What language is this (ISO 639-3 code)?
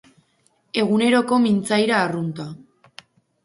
eus